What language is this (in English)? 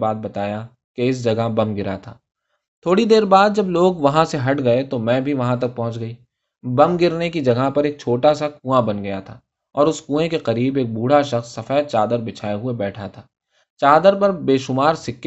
Urdu